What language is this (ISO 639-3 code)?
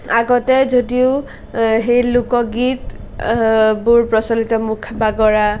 asm